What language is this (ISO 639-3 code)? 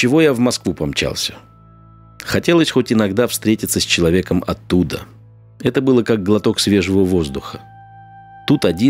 rus